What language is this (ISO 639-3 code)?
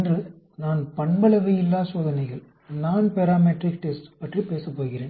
tam